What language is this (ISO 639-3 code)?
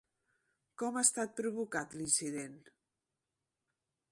cat